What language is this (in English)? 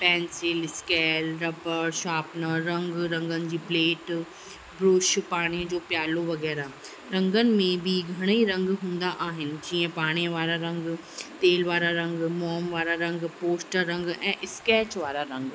Sindhi